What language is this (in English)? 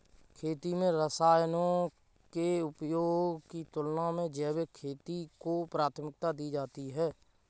Hindi